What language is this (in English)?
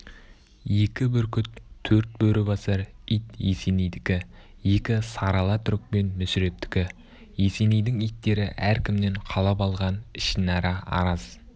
Kazakh